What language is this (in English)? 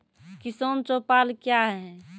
Maithili